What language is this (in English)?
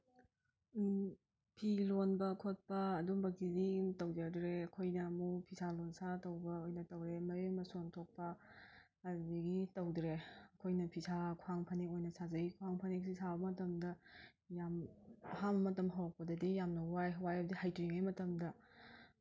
Manipuri